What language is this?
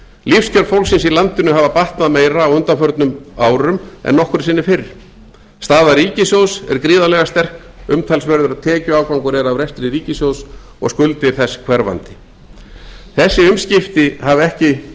Icelandic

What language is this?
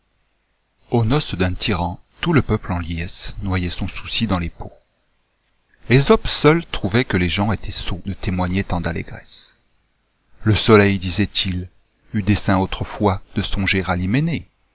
French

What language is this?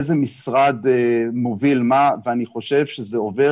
Hebrew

